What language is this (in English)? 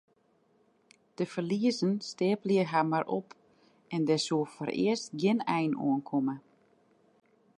Western Frisian